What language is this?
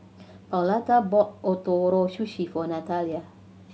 English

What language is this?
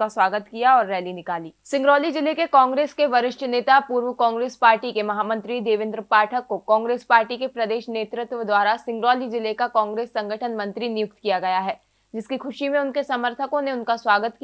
Hindi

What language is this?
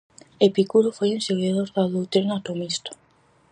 Galician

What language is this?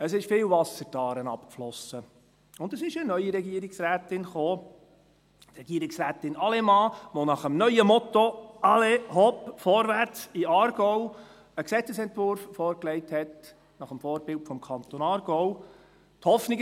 Swiss German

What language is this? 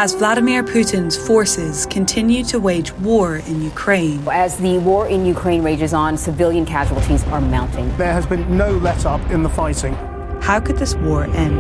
Swedish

